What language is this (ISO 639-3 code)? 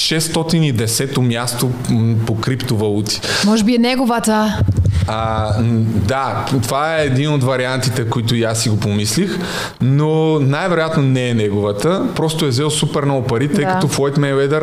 bul